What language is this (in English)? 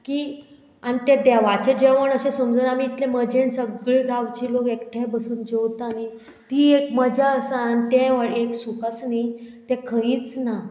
Konkani